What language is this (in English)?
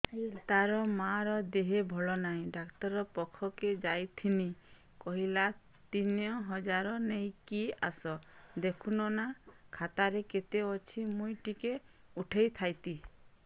Odia